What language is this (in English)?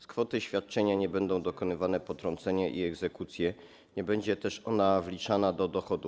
Polish